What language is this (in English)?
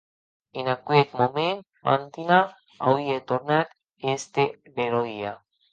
Occitan